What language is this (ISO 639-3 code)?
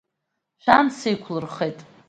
abk